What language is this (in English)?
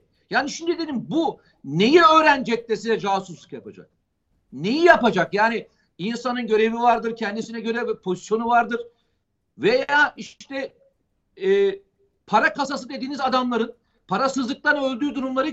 Turkish